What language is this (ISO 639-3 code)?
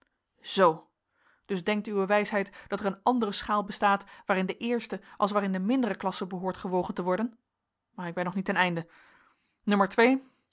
nld